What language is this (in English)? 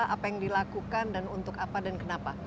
Indonesian